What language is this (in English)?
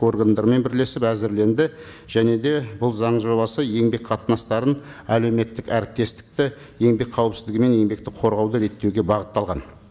Kazakh